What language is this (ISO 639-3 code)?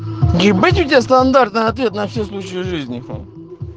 rus